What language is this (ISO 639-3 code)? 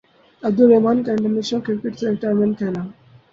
urd